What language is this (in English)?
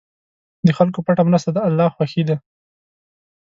Pashto